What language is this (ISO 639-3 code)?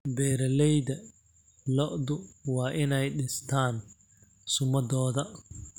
som